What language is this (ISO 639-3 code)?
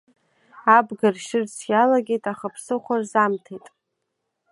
abk